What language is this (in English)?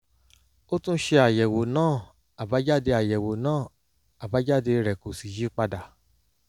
Yoruba